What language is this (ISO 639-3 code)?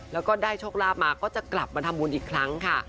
tha